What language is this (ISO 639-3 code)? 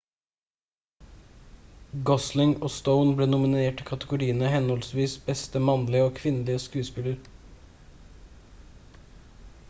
nob